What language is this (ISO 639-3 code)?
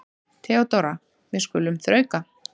isl